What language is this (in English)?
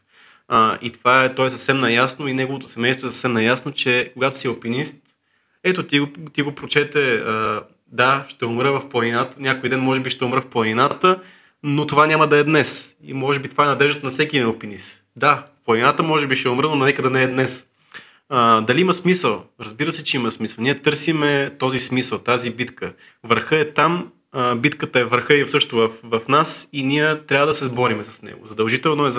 Bulgarian